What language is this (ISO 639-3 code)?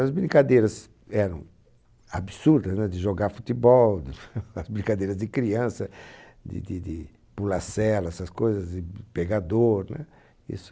por